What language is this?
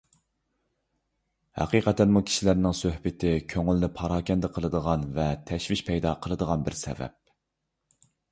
Uyghur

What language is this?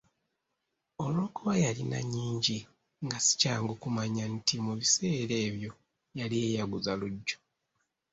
Ganda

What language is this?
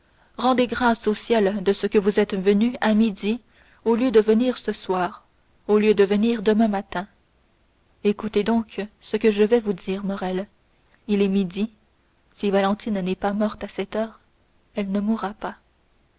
French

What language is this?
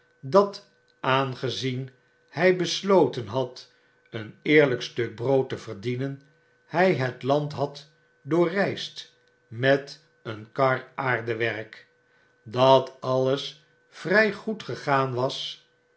Dutch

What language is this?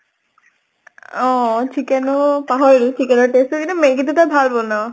Assamese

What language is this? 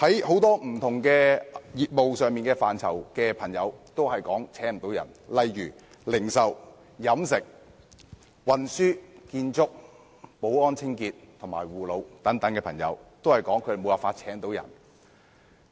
Cantonese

